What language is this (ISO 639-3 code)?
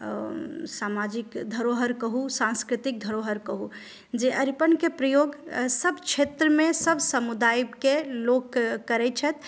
mai